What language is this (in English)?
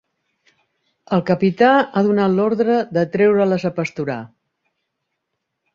Catalan